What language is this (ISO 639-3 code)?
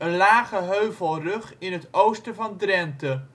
nld